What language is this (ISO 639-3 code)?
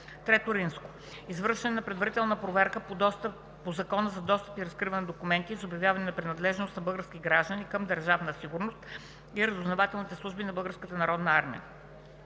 bul